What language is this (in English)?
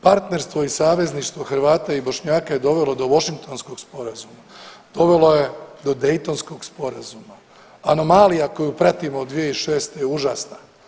Croatian